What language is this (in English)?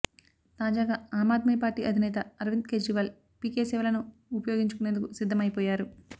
Telugu